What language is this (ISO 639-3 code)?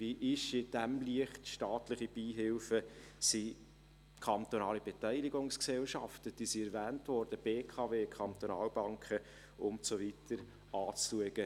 gsw